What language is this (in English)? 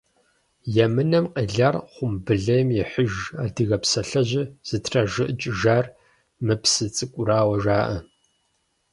Kabardian